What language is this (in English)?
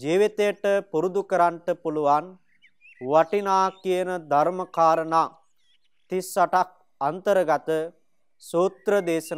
Romanian